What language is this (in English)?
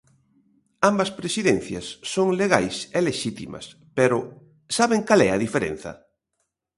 Galician